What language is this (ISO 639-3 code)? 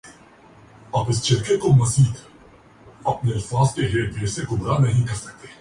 urd